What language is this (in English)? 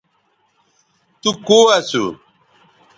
Bateri